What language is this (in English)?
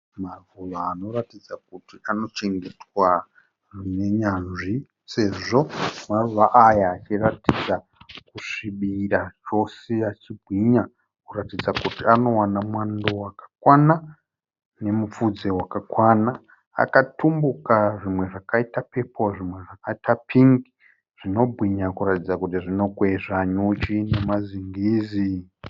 Shona